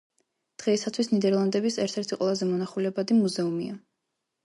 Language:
Georgian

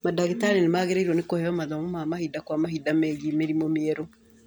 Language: Kikuyu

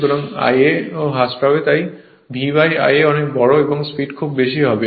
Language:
Bangla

